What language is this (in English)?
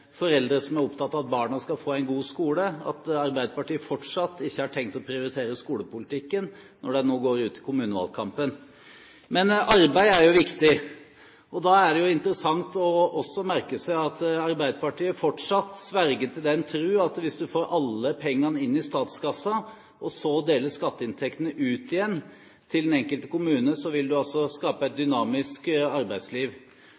Norwegian Bokmål